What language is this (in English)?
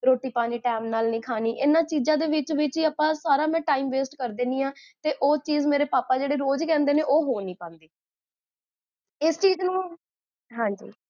Punjabi